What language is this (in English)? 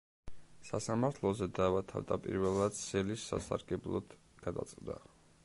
Georgian